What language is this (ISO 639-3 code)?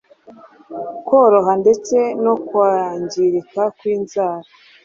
kin